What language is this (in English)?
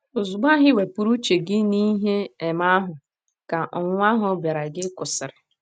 Igbo